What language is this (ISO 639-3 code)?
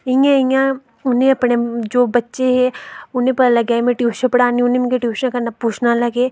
doi